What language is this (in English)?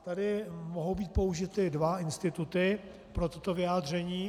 Czech